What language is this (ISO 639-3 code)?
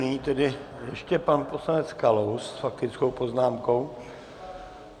ces